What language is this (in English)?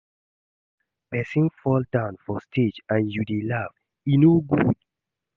Nigerian Pidgin